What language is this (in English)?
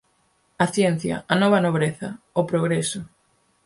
Galician